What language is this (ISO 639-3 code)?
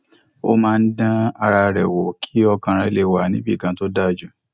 yor